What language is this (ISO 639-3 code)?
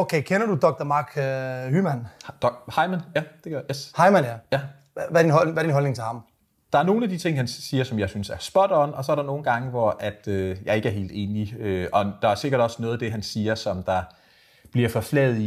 dan